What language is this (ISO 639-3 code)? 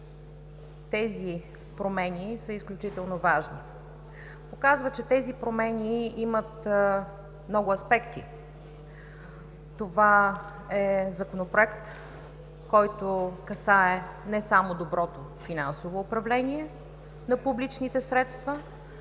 bul